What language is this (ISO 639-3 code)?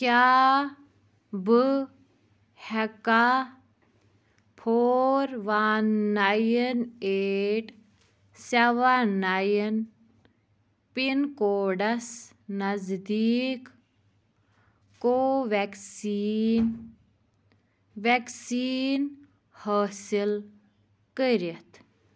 kas